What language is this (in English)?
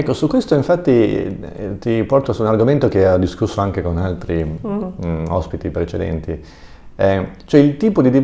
Italian